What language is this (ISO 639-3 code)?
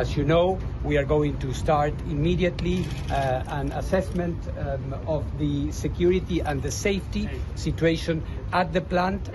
ell